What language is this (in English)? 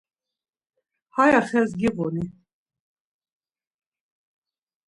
Laz